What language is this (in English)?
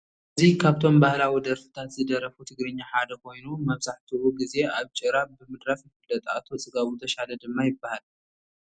Tigrinya